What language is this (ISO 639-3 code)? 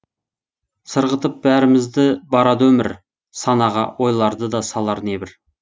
kaz